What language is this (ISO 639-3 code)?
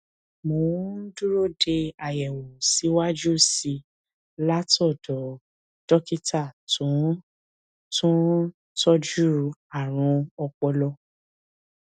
yor